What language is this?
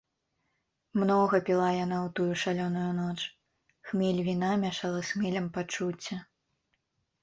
Belarusian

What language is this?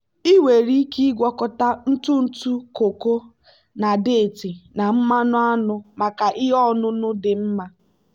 Igbo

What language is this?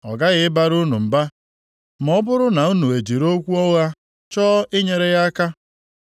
Igbo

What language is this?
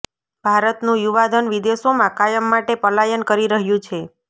Gujarati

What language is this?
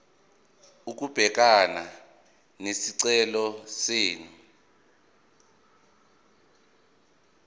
Zulu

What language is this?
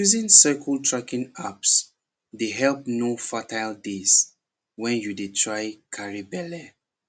Nigerian Pidgin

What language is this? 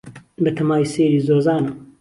Central Kurdish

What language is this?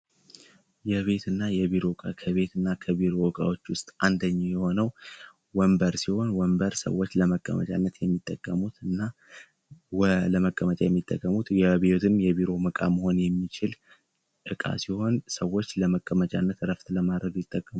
Amharic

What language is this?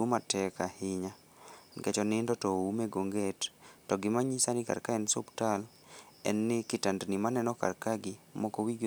Luo (Kenya and Tanzania)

